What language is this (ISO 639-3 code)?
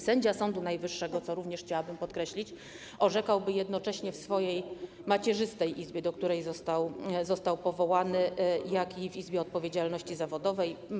pol